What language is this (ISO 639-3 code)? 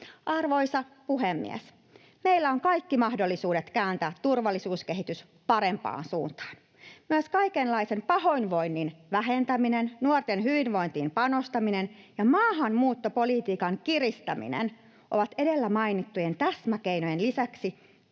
fin